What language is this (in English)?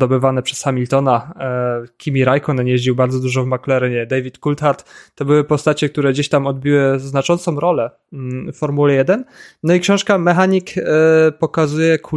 Polish